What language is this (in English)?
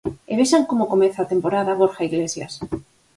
Galician